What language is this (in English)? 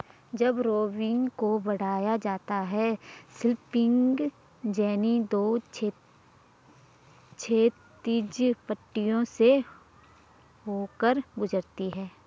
Hindi